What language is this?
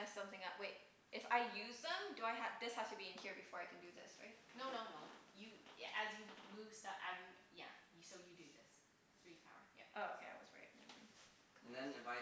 English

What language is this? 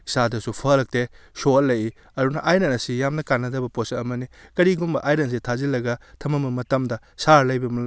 Manipuri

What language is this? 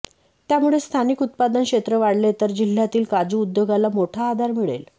Marathi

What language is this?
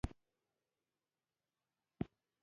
Pashto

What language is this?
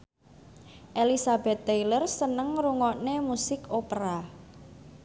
Javanese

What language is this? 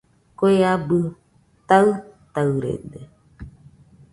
Nüpode Huitoto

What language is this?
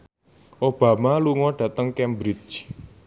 Javanese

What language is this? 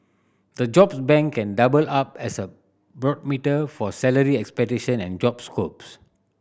English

